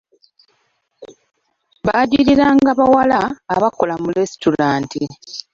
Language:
Ganda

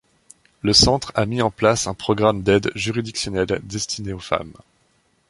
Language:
French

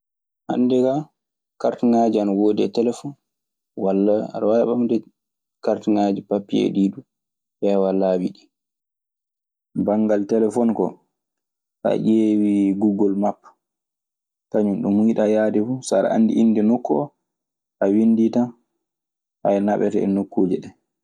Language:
Maasina Fulfulde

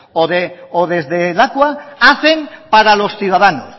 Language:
Spanish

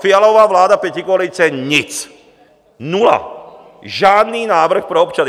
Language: Czech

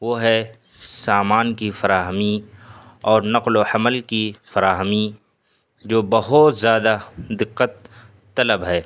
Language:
Urdu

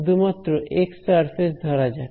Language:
Bangla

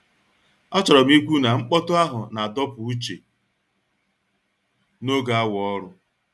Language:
Igbo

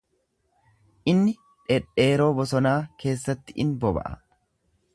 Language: Oromo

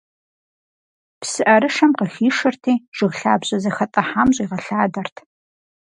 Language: Kabardian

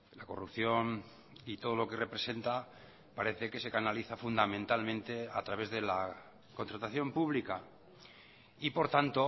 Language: Spanish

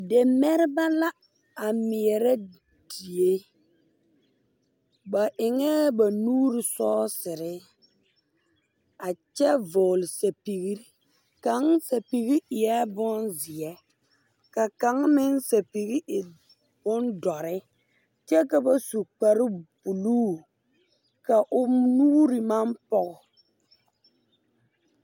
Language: Southern Dagaare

